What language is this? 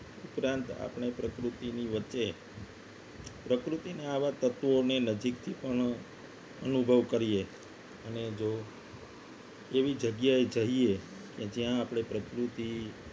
Gujarati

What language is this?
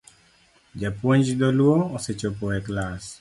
Luo (Kenya and Tanzania)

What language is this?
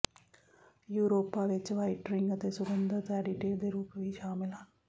Punjabi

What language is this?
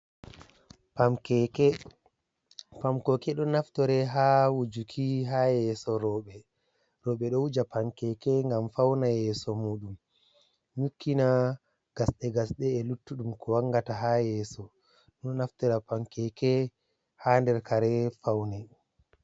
Fula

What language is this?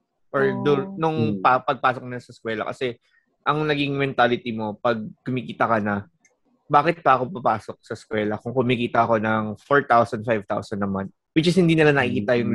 Filipino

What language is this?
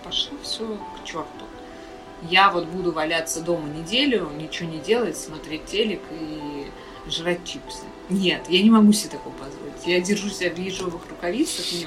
Russian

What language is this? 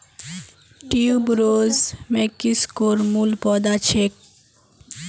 Magahi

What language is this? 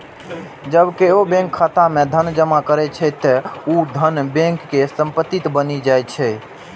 Maithili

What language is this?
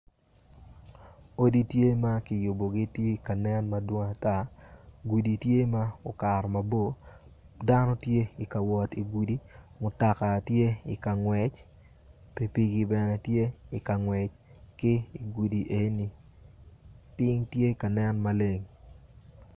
Acoli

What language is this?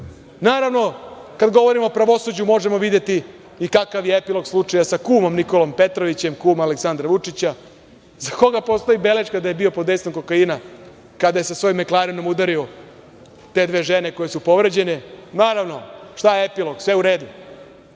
Serbian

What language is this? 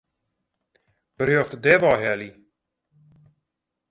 Western Frisian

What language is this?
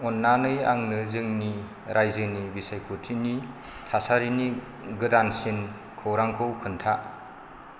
Bodo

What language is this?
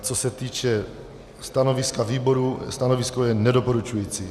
Czech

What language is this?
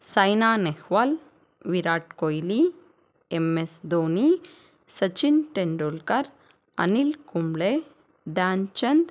Kannada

